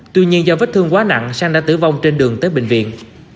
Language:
Vietnamese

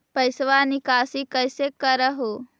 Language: Magahi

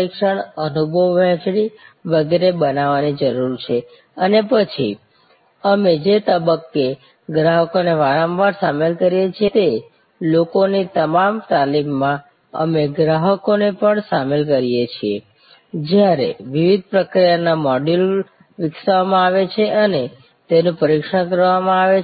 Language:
Gujarati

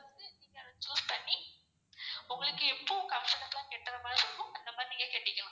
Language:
Tamil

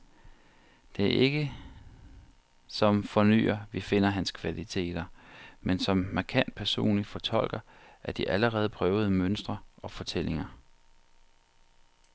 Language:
Danish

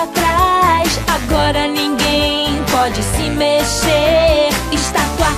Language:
Portuguese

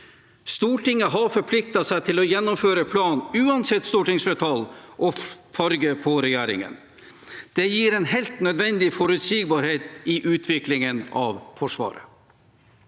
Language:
Norwegian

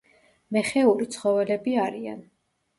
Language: Georgian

